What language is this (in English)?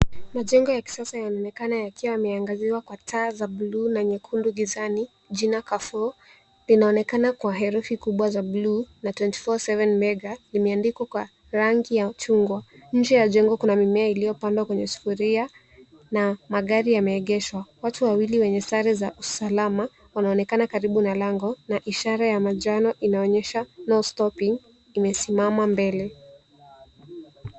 Swahili